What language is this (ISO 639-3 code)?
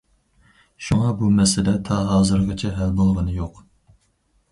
uig